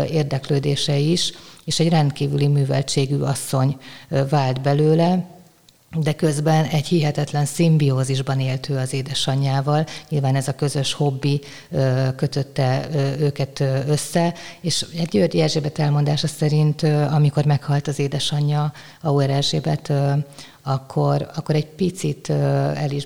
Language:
Hungarian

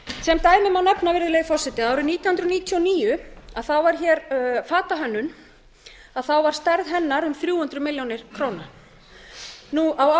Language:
Icelandic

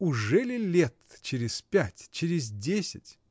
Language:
Russian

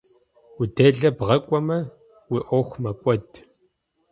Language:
Kabardian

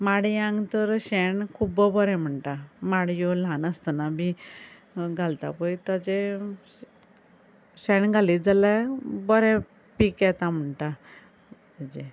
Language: Konkani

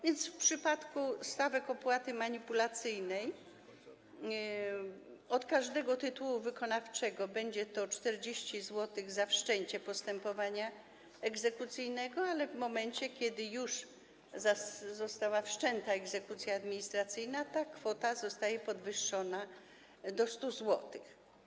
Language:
Polish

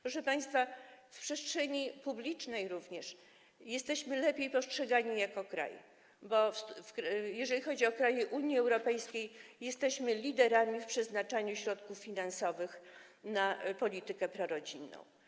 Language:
Polish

